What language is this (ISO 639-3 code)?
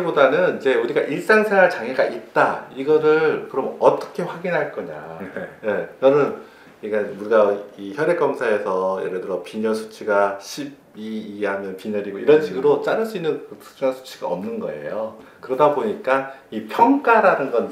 kor